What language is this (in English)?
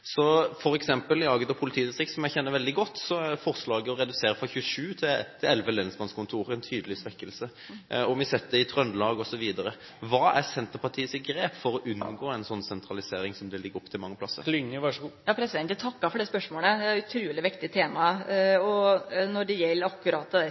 Norwegian